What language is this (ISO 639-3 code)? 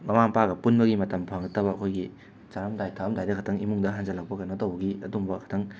mni